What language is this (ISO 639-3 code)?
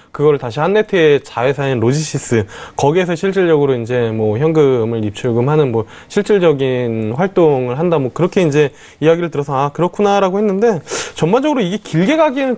kor